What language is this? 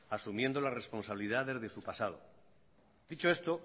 Spanish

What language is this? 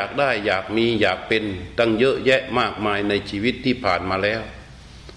Thai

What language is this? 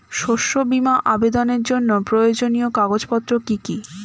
Bangla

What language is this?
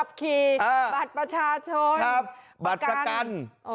Thai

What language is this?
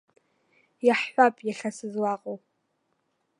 Abkhazian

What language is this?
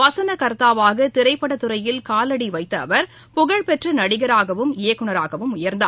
Tamil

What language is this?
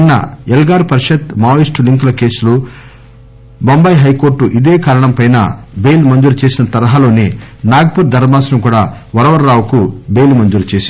Telugu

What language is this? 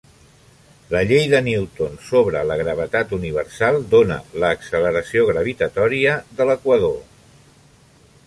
Catalan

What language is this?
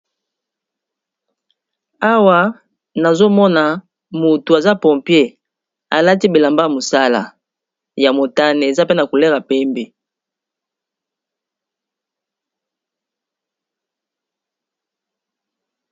Lingala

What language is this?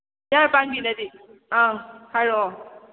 Manipuri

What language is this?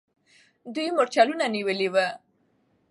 Pashto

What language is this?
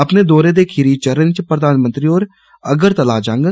Dogri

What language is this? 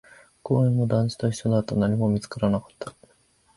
Japanese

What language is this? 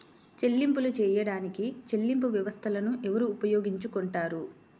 Telugu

